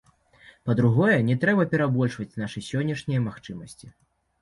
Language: Belarusian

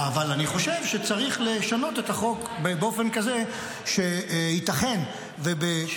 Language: Hebrew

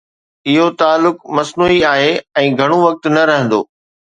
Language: Sindhi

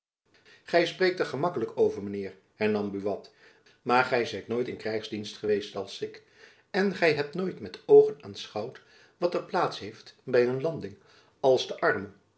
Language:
Dutch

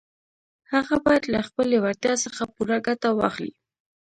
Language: Pashto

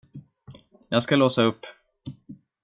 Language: Swedish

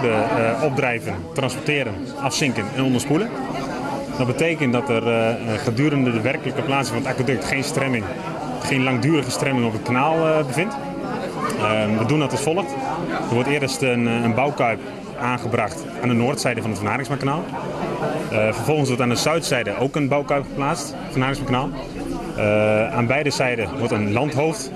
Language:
Dutch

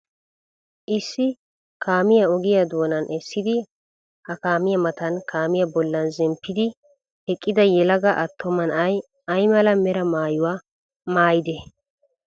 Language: Wolaytta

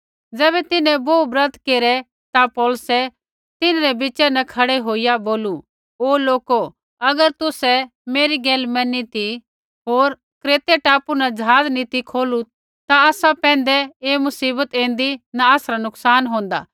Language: Kullu Pahari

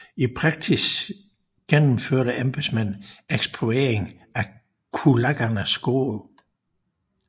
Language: Danish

